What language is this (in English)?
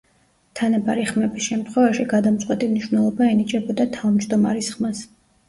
Georgian